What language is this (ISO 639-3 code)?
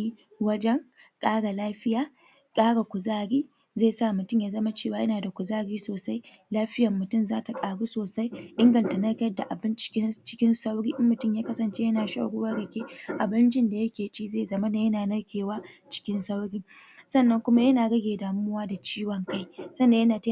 hau